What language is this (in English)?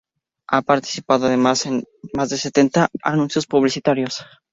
Spanish